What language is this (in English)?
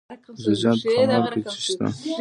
Pashto